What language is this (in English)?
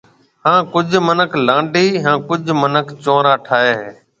Marwari (Pakistan)